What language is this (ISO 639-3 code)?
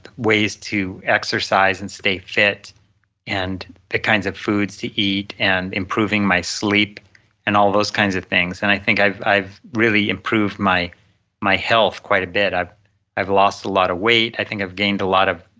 eng